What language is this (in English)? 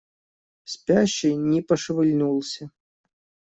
Russian